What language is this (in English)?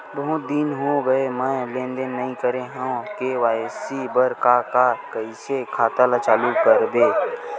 Chhattisgarhi